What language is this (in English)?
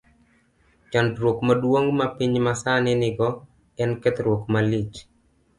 Luo (Kenya and Tanzania)